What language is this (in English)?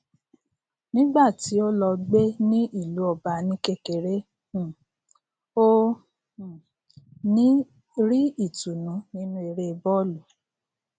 Yoruba